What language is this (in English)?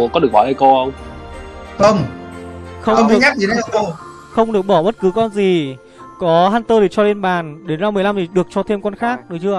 Vietnamese